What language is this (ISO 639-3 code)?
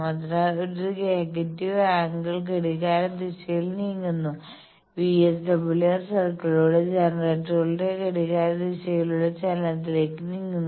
mal